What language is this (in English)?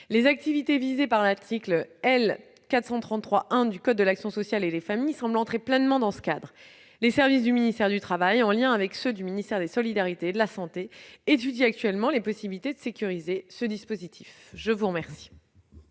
French